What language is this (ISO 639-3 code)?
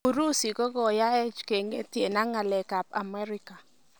kln